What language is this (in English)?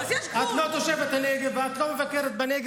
Hebrew